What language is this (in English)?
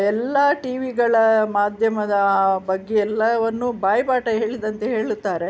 Kannada